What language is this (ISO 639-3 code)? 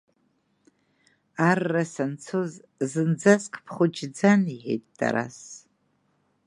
abk